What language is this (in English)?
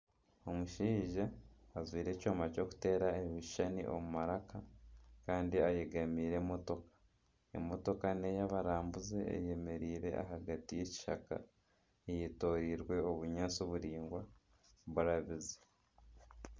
Nyankole